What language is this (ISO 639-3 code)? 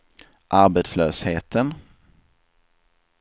swe